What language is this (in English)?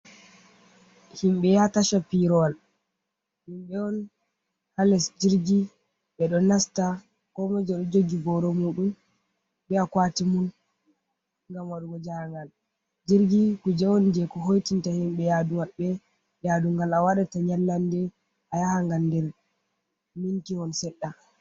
Fula